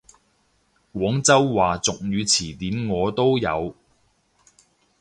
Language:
Cantonese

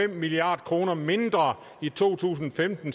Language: Danish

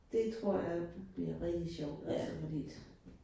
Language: Danish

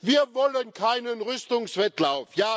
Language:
German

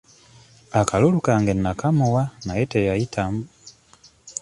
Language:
Ganda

